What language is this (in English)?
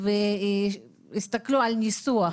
Hebrew